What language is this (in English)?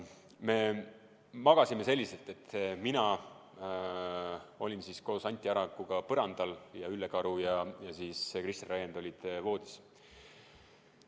Estonian